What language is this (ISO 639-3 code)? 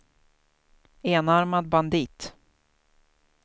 swe